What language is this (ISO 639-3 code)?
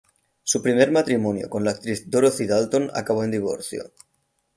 spa